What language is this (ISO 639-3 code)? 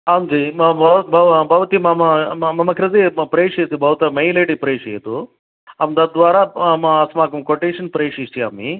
san